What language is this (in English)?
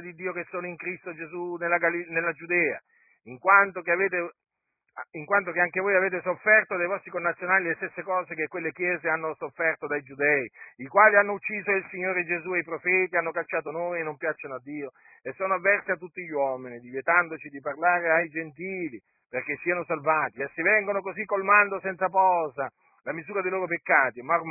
Italian